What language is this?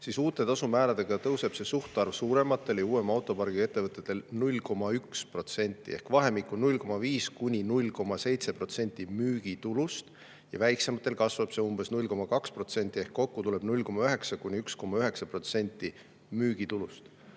Estonian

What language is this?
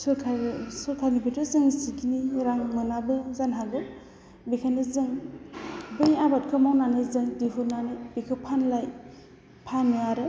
Bodo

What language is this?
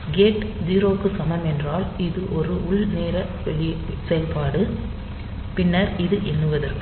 Tamil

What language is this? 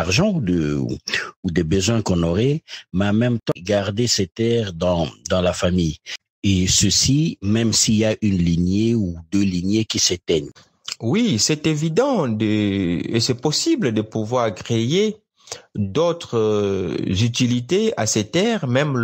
French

